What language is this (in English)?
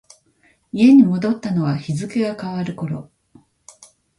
Japanese